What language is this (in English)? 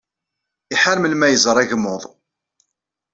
Kabyle